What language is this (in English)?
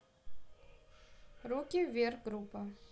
Russian